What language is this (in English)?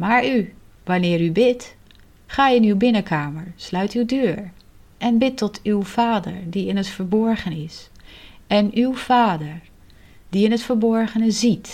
Dutch